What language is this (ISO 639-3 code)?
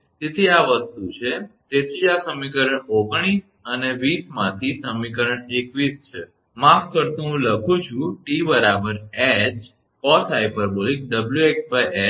guj